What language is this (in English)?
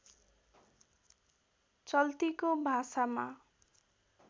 Nepali